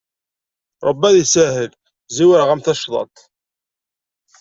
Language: Kabyle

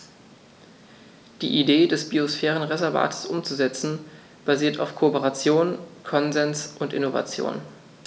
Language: German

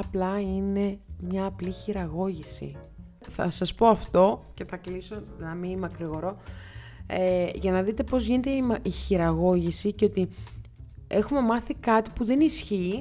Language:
Greek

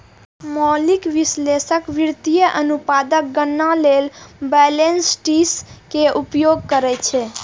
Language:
Maithili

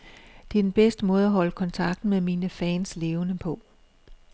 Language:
Danish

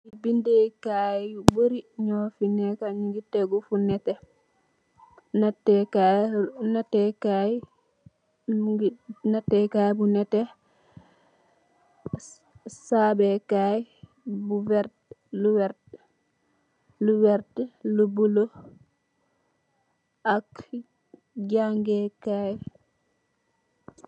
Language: Wolof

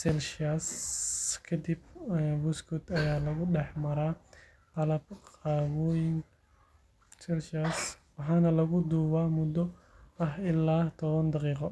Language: Somali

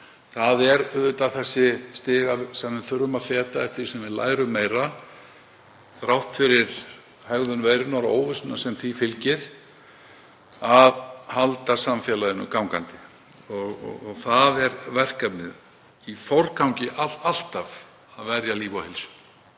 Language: Icelandic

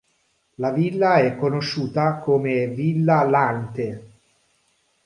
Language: Italian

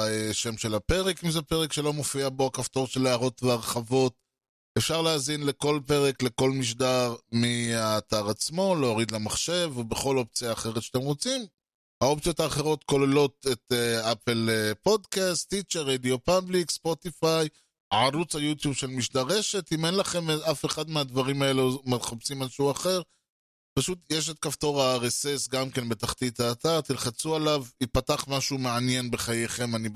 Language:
Hebrew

